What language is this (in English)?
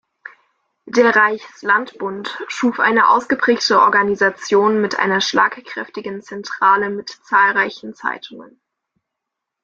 German